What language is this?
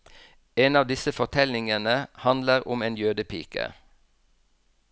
Norwegian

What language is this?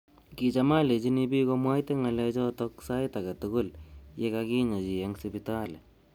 Kalenjin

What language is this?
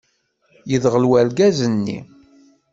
Kabyle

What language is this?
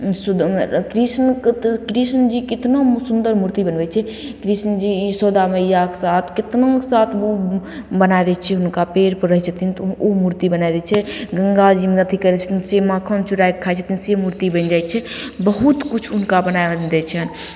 Maithili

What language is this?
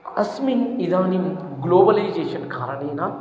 Sanskrit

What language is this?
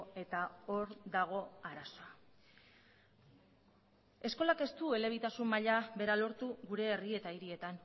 Basque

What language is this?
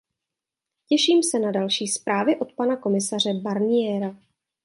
Czech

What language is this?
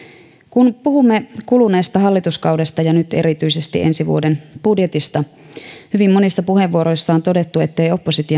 Finnish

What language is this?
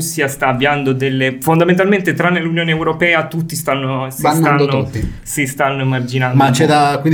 Italian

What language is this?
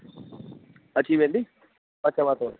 Sindhi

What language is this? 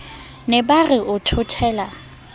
Southern Sotho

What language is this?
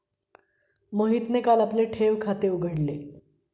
Marathi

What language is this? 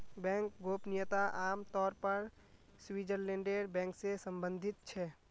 Magahi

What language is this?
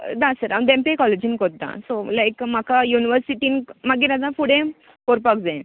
Konkani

